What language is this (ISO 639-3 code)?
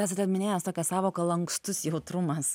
lit